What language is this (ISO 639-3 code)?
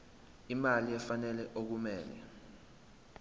zul